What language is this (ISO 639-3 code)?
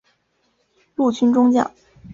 zho